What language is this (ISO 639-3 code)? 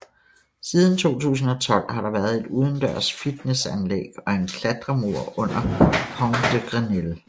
dan